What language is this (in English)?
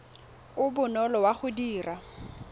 Tswana